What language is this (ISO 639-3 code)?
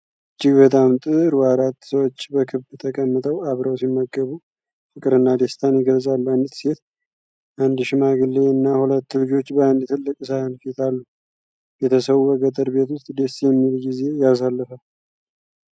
amh